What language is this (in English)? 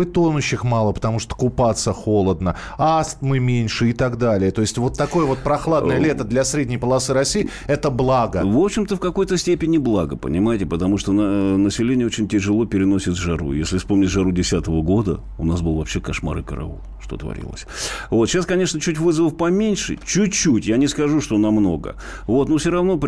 Russian